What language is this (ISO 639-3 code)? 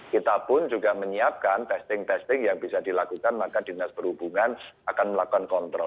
ind